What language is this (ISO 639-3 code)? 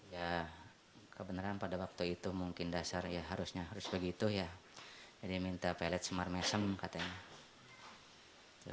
ind